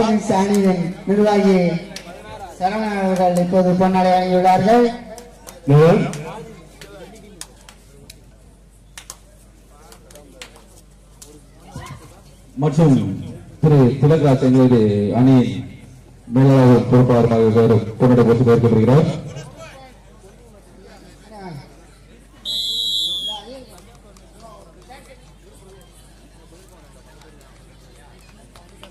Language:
Tamil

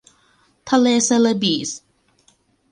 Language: Thai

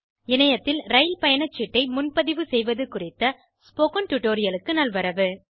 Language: Tamil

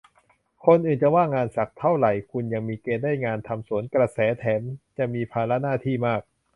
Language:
Thai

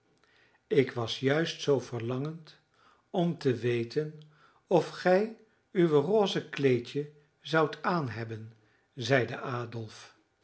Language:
Dutch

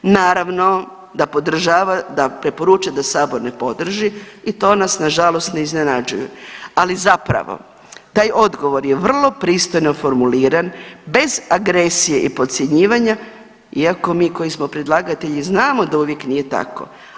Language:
Croatian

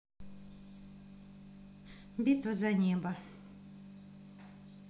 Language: Russian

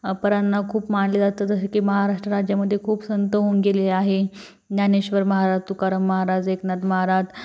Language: Marathi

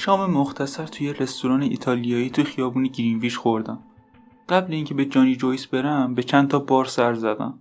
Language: Persian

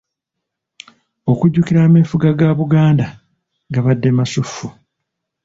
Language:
Ganda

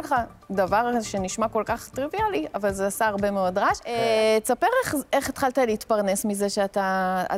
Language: Hebrew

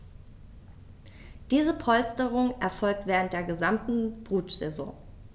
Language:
German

